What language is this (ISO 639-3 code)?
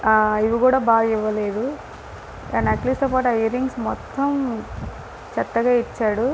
tel